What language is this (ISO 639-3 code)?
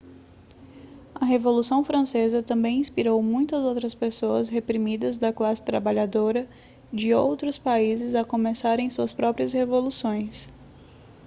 por